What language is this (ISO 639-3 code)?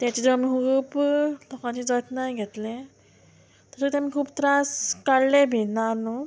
kok